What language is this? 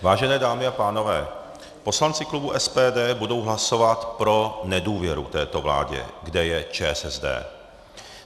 Czech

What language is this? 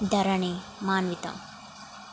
Telugu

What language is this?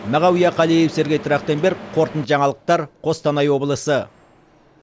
Kazakh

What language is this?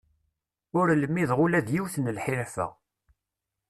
Kabyle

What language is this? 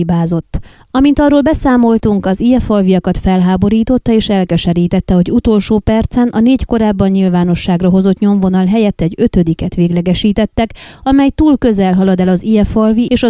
Hungarian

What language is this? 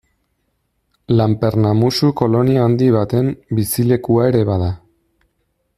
Basque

